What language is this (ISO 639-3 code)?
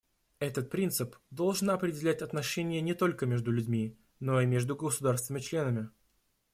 rus